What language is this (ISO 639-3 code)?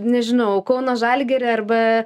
lit